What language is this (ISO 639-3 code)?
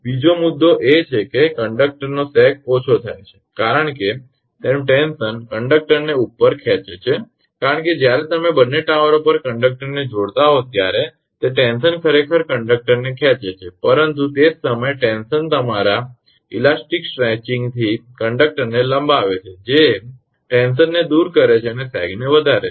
guj